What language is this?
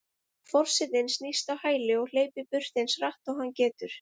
Icelandic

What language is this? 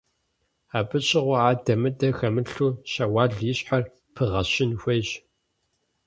Kabardian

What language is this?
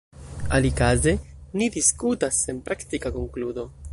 Esperanto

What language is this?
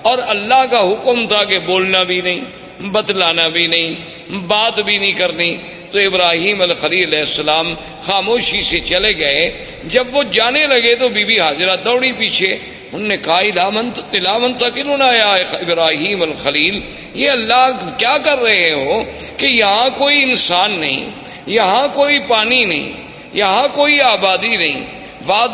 Urdu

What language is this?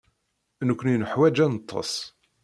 Kabyle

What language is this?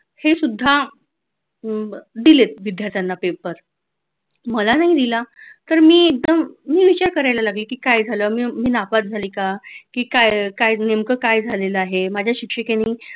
Marathi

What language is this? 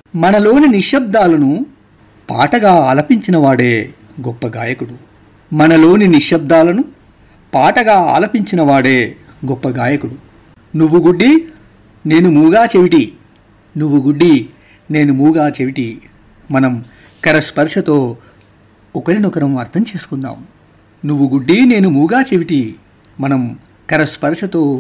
Telugu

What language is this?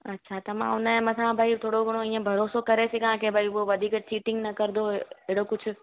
Sindhi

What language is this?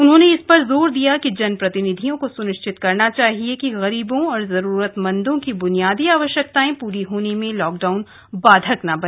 Hindi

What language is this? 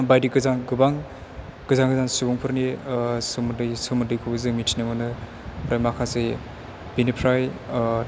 Bodo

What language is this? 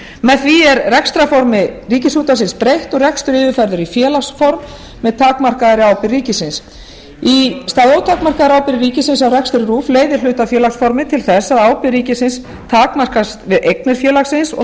Icelandic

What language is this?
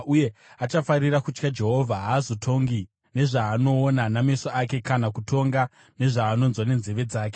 Shona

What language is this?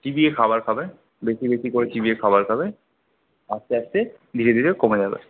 Bangla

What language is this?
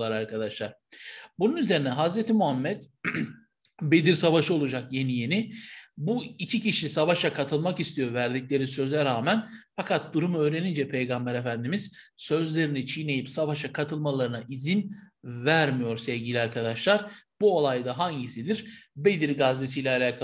Turkish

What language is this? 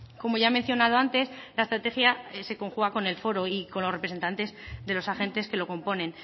Spanish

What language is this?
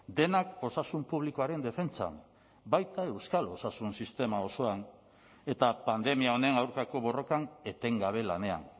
Basque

